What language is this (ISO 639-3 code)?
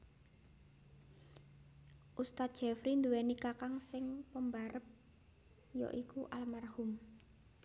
jav